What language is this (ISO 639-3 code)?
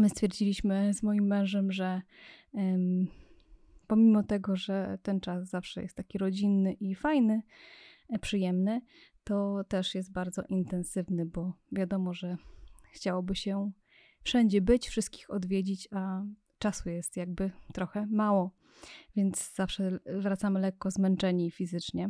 pol